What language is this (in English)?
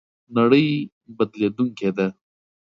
Pashto